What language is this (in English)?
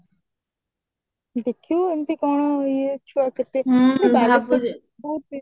Odia